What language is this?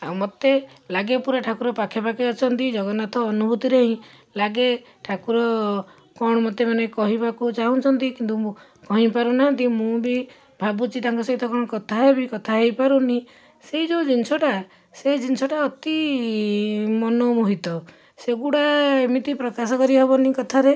Odia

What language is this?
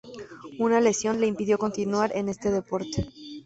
Spanish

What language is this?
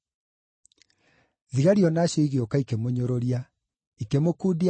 Kikuyu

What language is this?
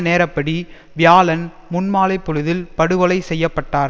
Tamil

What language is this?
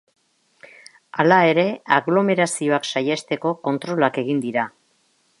Basque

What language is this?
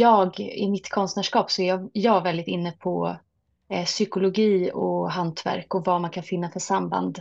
Swedish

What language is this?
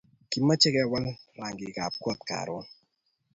Kalenjin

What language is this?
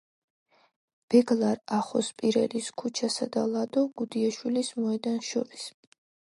Georgian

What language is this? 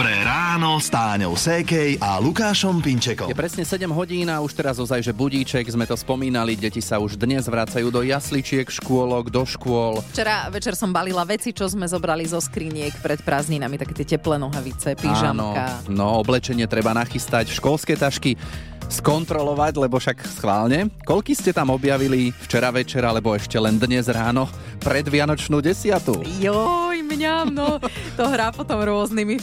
Slovak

